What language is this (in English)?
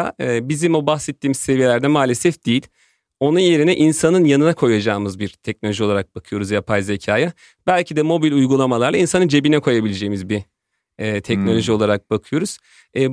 Turkish